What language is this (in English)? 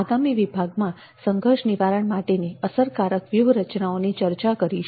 Gujarati